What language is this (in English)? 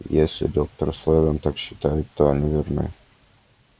Russian